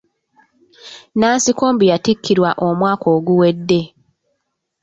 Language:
Ganda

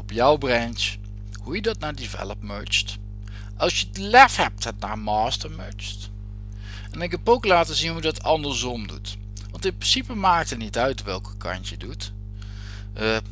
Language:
Dutch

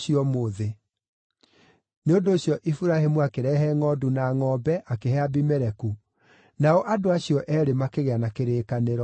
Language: Kikuyu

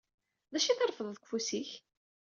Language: Kabyle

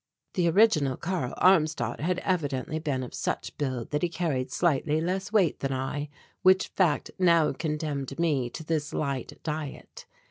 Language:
English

